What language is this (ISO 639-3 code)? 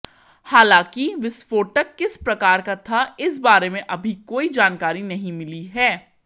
hin